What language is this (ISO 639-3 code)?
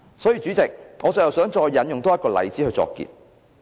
yue